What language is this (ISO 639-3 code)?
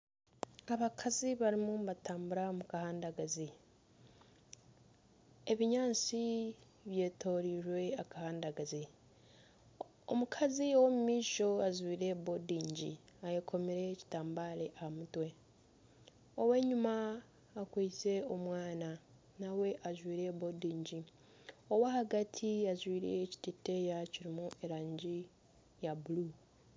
nyn